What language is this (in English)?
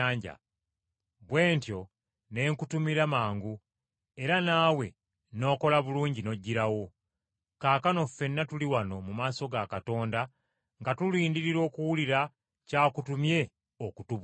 Ganda